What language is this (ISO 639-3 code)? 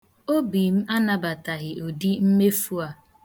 ibo